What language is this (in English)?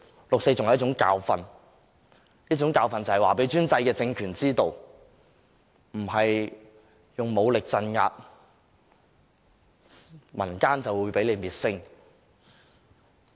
Cantonese